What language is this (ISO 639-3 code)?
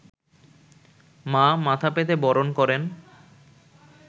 ben